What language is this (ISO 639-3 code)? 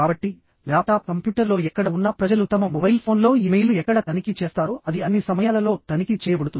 tel